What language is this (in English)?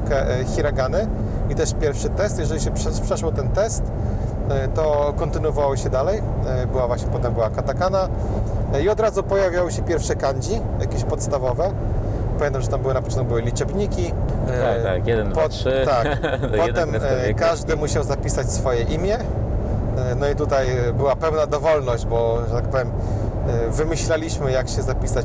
Polish